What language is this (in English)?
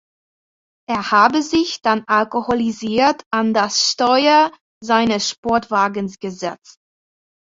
German